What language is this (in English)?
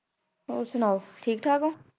Punjabi